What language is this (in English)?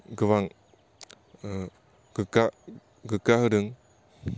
Bodo